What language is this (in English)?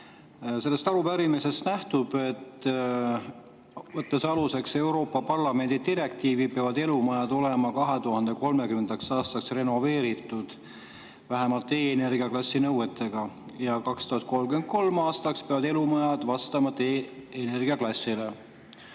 Estonian